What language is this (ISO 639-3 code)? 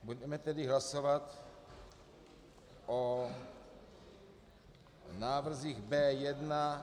ces